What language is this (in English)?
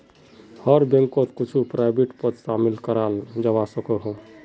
Magahi